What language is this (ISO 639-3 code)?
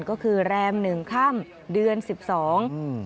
tha